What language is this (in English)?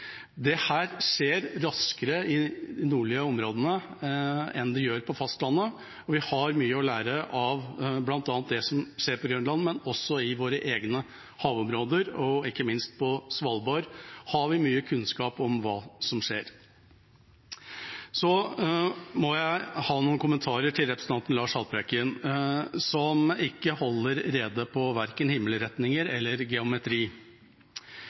Norwegian Bokmål